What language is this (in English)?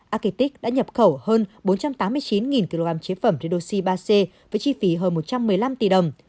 Vietnamese